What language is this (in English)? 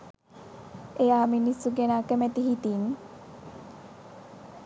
Sinhala